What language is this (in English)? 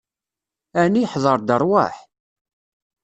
Kabyle